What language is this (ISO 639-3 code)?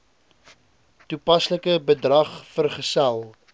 afr